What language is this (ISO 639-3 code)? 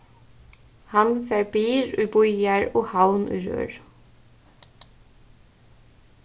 fao